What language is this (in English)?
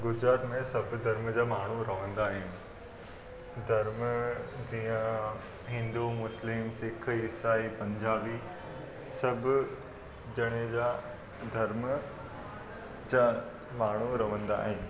Sindhi